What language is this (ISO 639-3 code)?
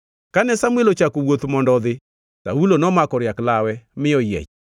luo